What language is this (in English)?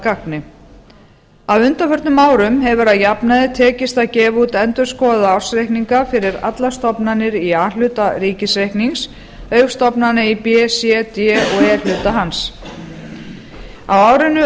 Icelandic